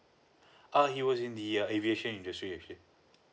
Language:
English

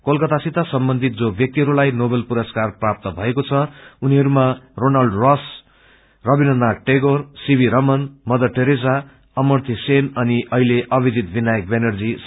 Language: Nepali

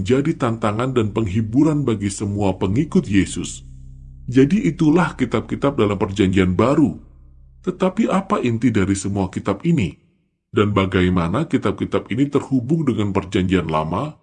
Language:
Indonesian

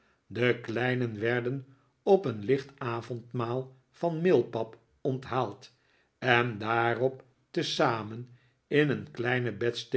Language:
Dutch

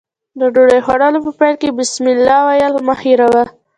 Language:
Pashto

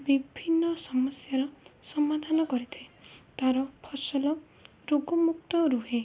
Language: Odia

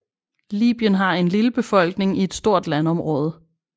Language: Danish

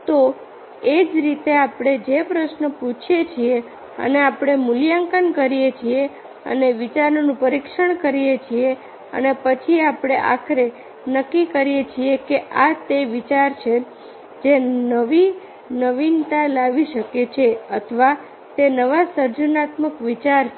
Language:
Gujarati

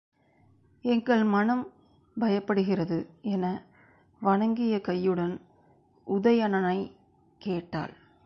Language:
Tamil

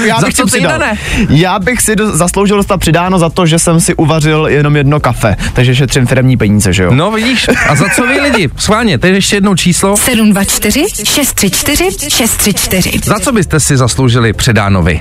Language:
Czech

